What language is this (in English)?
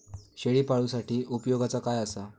Marathi